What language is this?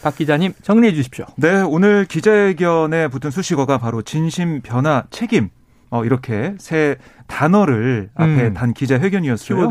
Korean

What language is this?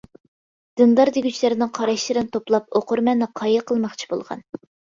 Uyghur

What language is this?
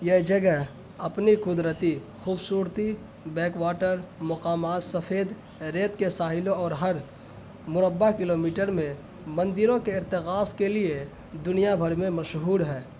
Urdu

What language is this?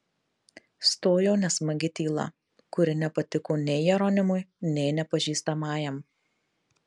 Lithuanian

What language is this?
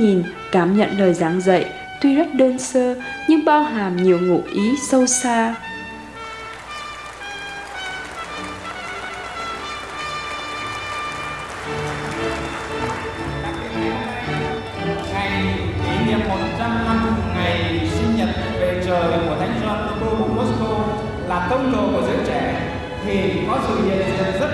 Vietnamese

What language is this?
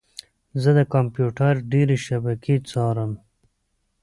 Pashto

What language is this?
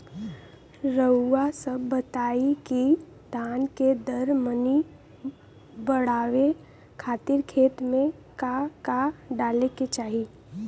Bhojpuri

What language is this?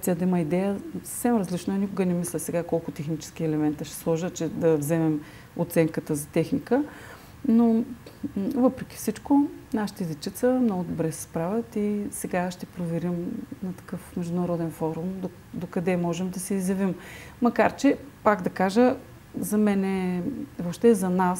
Bulgarian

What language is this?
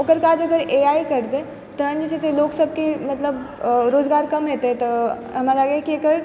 Maithili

